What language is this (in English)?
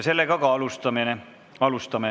Estonian